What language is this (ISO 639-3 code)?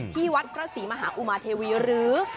tha